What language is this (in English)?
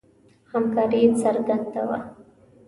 Pashto